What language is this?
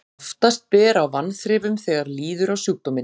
Icelandic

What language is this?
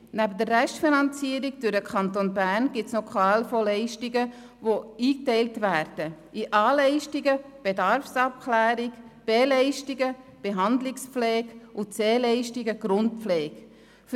Swiss German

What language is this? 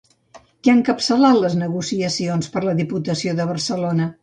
Catalan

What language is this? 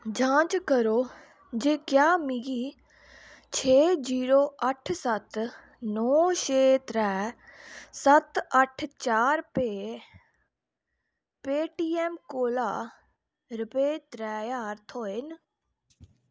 Dogri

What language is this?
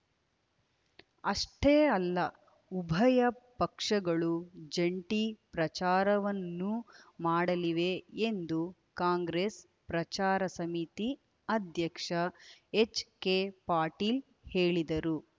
Kannada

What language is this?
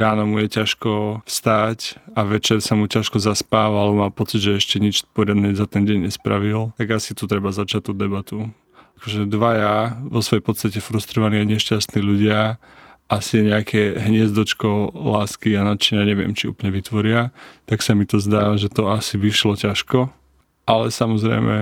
Slovak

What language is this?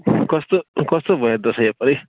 Nepali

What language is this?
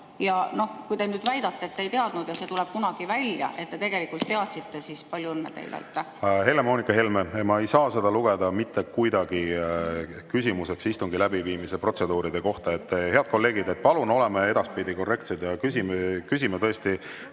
Estonian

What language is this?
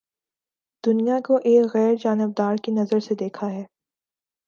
Urdu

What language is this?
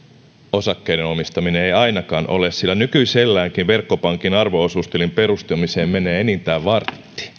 Finnish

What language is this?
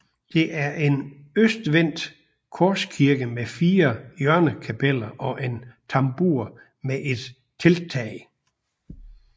Danish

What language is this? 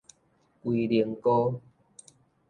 Min Nan Chinese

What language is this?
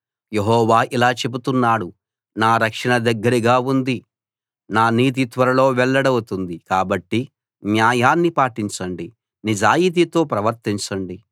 Telugu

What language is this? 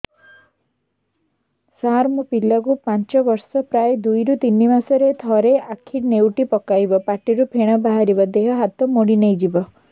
Odia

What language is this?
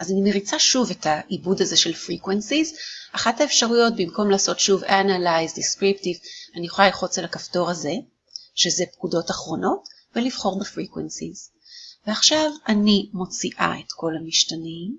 Hebrew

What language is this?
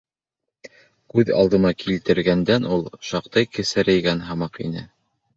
Bashkir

